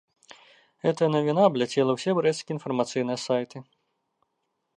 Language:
Belarusian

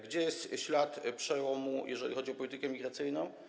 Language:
Polish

